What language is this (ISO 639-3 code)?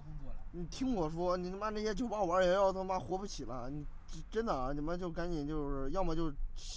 zho